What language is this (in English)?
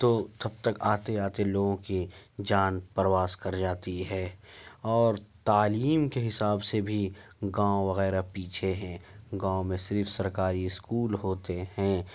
Urdu